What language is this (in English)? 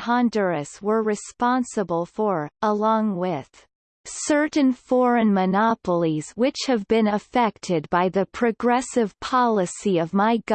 English